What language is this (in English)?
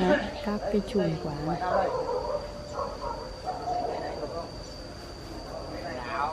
Vietnamese